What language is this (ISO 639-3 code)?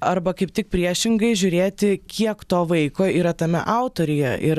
lit